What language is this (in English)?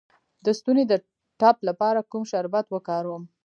Pashto